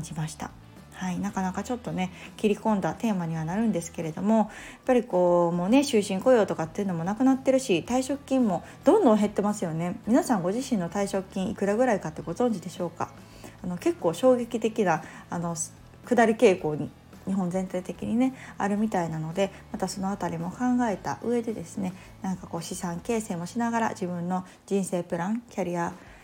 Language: Japanese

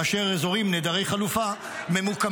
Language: Hebrew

